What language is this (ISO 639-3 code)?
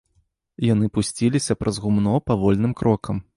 bel